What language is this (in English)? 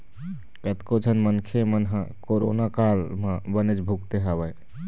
Chhattisgarhi